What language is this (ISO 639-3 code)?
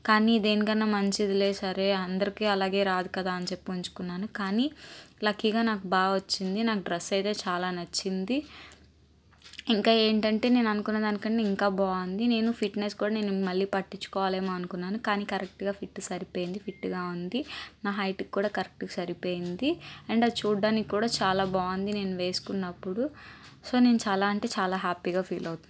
tel